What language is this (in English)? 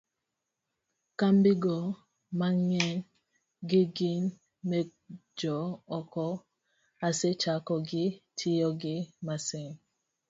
Luo (Kenya and Tanzania)